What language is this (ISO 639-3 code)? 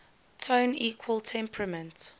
eng